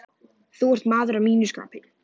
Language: Icelandic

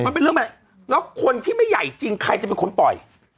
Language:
Thai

